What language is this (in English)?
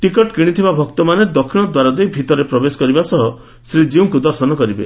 Odia